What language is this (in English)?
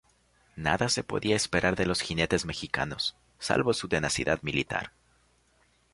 Spanish